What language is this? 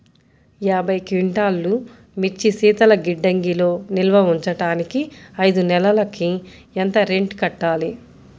Telugu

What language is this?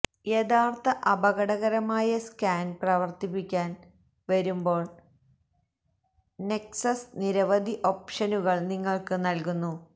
Malayalam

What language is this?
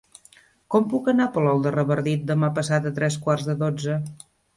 Catalan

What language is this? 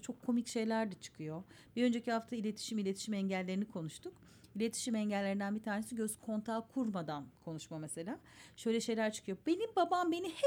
Turkish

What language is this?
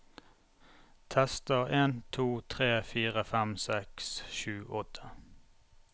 Norwegian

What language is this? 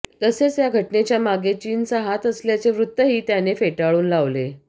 Marathi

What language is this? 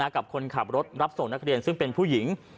Thai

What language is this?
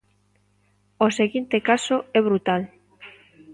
Galician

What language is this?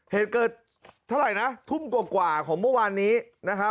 Thai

